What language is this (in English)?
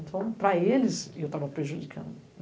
Portuguese